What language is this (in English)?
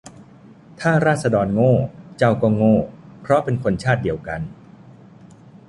Thai